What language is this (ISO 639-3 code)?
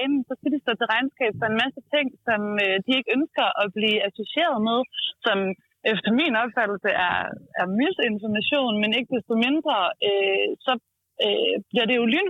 dan